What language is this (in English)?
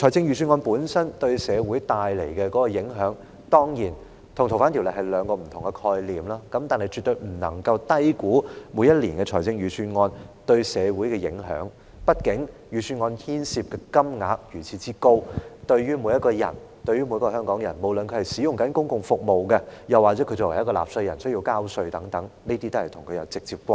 Cantonese